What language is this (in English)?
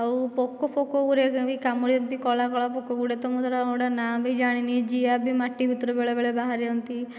Odia